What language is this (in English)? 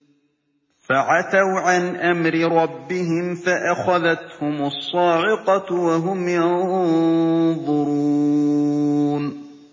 Arabic